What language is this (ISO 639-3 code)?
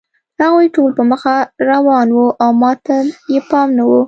pus